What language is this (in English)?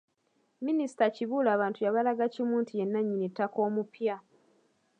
Ganda